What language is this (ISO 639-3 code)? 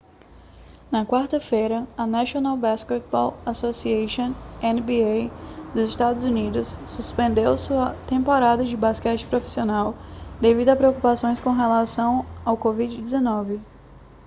por